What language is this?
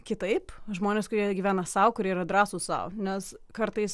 Lithuanian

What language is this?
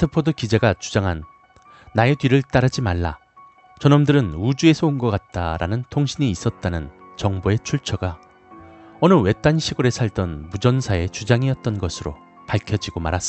Korean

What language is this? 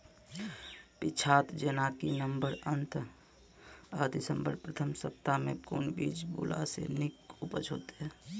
Maithili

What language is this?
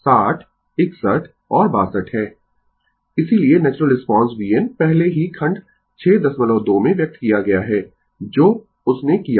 Hindi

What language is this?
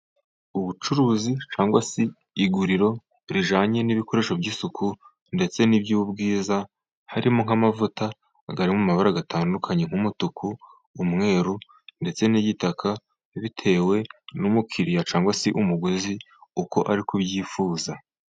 Kinyarwanda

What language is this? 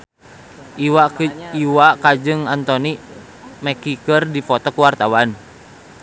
Sundanese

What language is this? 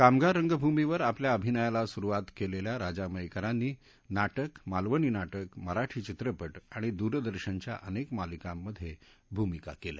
Marathi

